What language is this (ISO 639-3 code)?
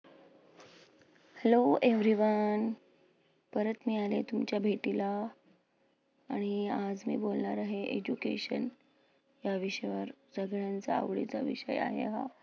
mar